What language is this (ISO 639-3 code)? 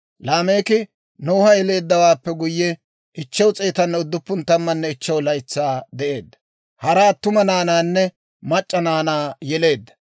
dwr